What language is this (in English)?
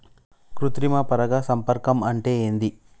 Telugu